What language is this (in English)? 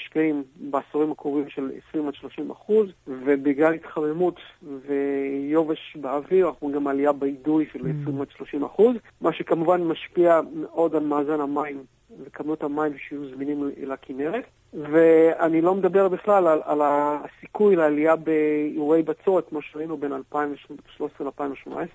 Hebrew